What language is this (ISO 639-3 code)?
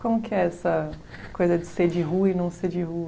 por